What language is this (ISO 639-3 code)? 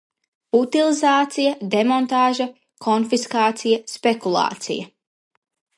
lav